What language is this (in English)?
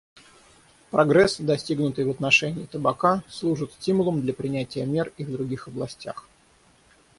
Russian